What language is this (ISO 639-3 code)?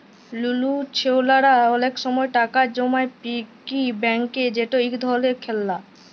ben